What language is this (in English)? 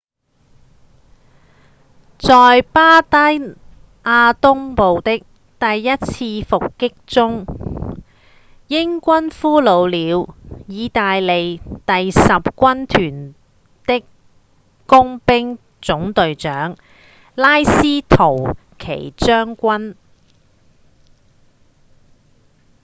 Cantonese